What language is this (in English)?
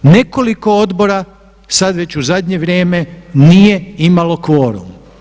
Croatian